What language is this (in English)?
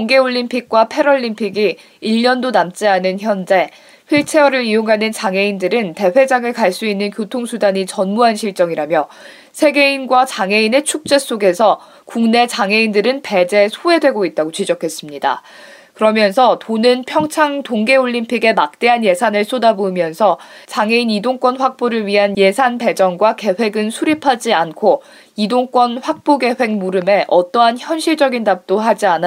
Korean